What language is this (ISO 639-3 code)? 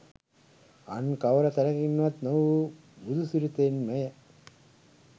sin